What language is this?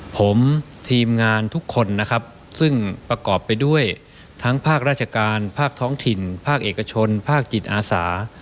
Thai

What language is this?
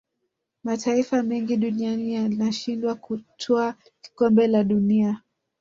Swahili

